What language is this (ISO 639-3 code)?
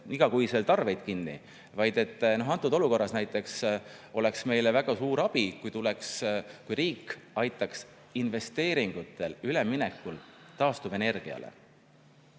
est